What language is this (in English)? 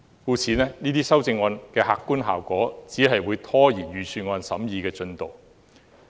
Cantonese